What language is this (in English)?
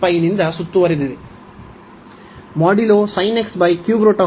Kannada